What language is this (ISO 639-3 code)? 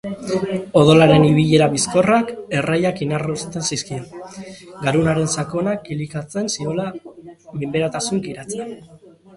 eus